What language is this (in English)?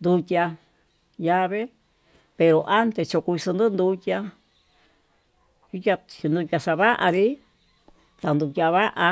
Tututepec Mixtec